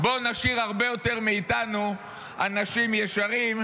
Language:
Hebrew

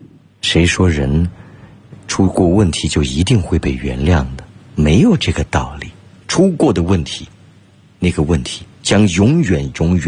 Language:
Chinese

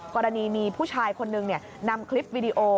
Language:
Thai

